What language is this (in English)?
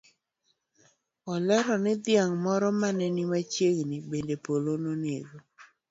Luo (Kenya and Tanzania)